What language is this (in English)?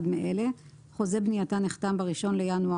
Hebrew